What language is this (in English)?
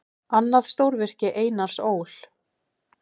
Icelandic